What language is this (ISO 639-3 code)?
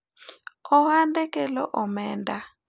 luo